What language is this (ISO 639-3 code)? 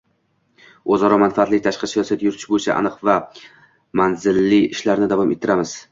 uzb